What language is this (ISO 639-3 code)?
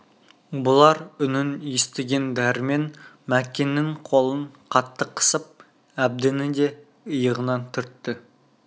kaz